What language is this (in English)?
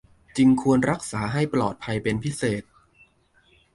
Thai